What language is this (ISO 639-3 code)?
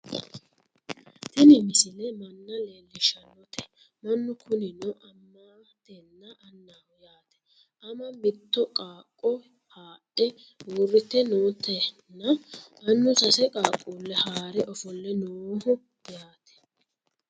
sid